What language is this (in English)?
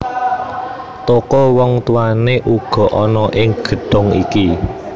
Javanese